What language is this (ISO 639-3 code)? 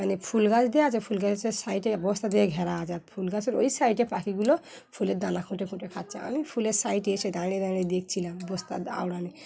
ben